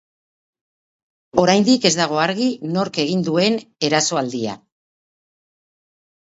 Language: Basque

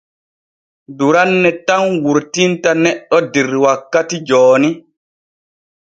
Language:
Borgu Fulfulde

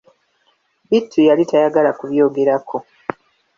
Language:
Ganda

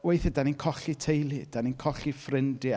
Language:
Welsh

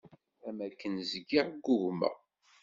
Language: Kabyle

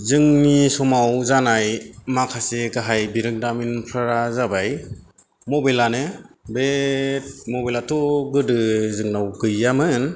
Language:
Bodo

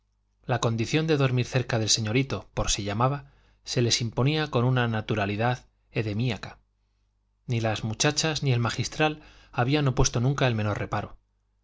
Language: Spanish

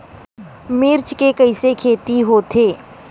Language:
Chhattisgarhi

